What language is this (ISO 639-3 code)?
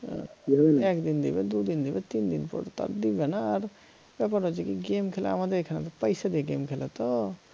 ben